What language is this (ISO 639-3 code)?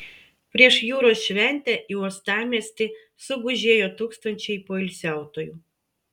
lit